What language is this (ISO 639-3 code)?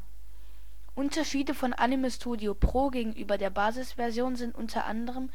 deu